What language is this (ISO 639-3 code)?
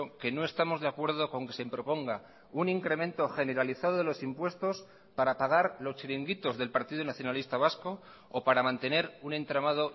spa